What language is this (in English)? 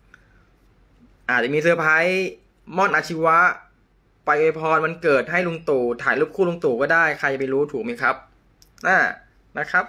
Thai